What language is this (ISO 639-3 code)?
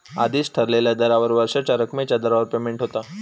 mar